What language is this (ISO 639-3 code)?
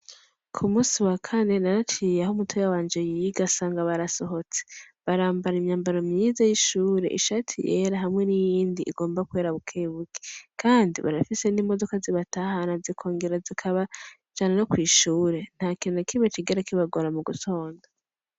run